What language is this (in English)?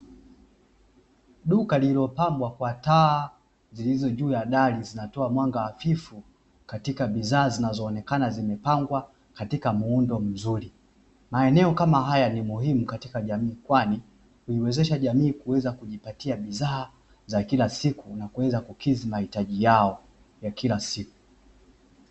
Swahili